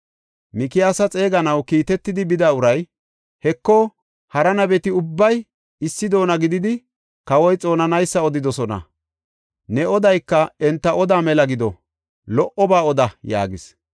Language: Gofa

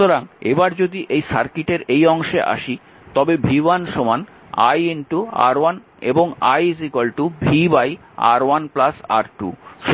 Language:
Bangla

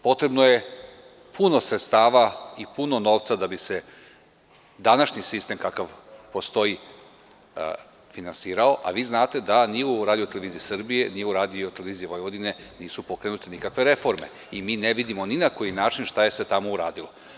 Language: Serbian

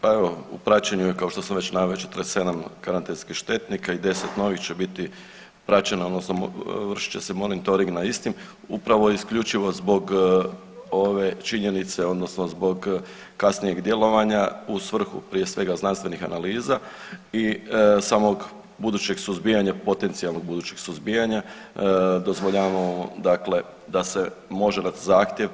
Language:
Croatian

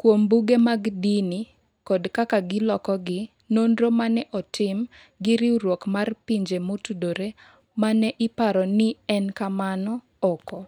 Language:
Luo (Kenya and Tanzania)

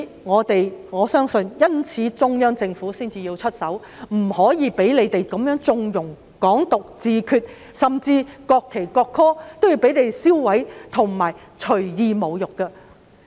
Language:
Cantonese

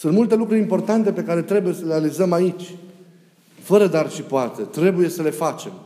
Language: Romanian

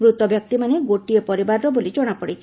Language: Odia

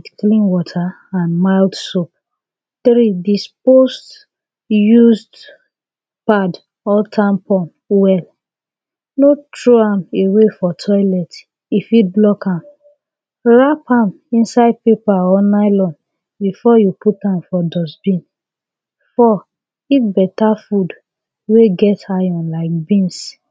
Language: Nigerian Pidgin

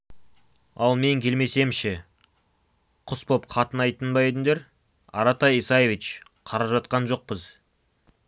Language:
Kazakh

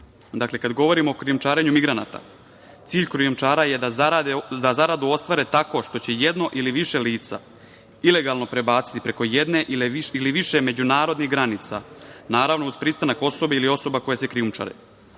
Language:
Serbian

